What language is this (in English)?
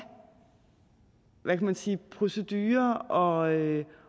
Danish